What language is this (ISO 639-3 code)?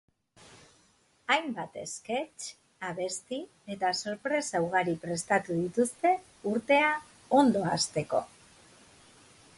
eus